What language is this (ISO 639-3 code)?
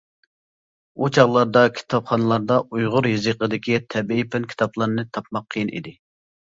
uig